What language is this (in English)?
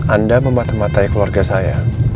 Indonesian